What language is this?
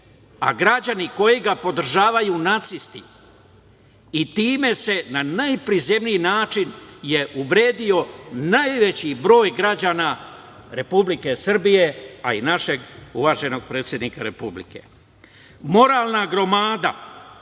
Serbian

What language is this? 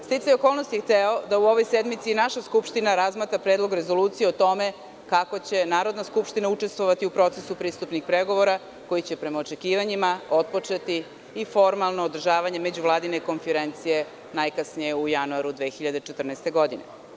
Serbian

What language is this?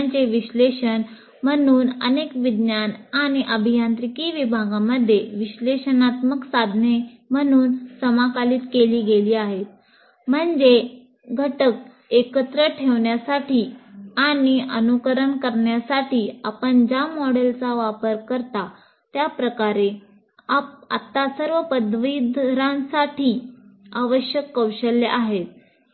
Marathi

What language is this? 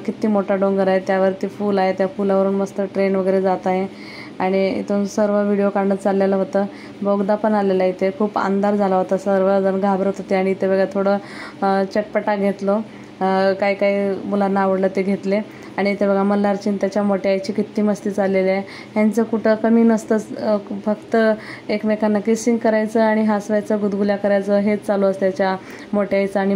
Marathi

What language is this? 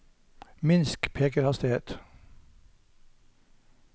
Norwegian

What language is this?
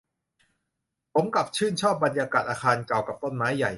Thai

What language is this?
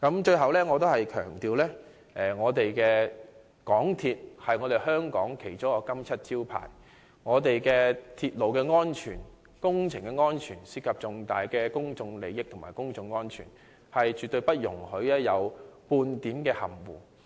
Cantonese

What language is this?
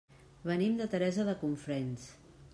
Catalan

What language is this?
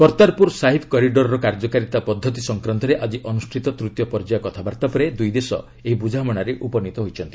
Odia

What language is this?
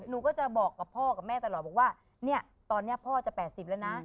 Thai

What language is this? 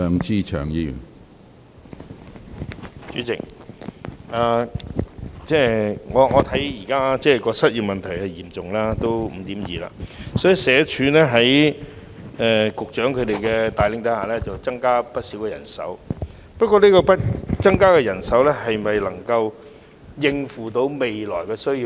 Cantonese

